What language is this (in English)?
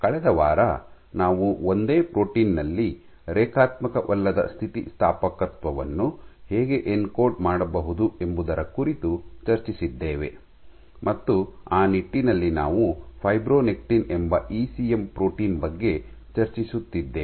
Kannada